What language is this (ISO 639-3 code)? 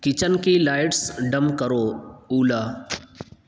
urd